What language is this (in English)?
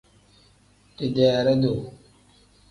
Tem